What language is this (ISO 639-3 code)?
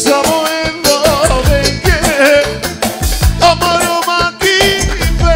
bul